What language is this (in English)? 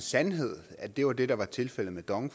Danish